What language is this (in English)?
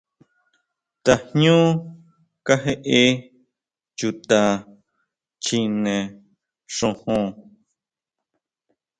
Huautla Mazatec